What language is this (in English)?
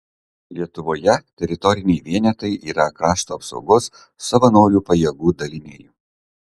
Lithuanian